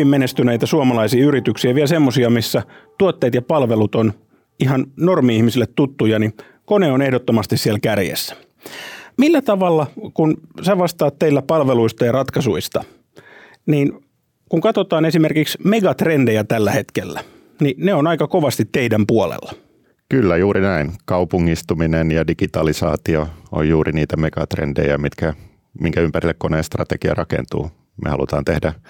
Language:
Finnish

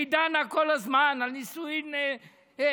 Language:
Hebrew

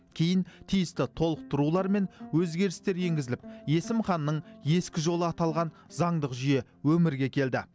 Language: Kazakh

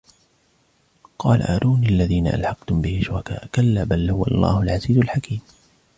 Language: Arabic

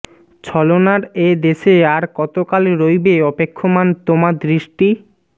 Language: Bangla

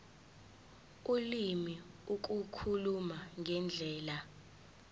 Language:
Zulu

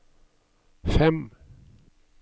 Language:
Norwegian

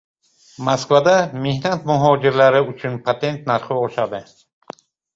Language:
Uzbek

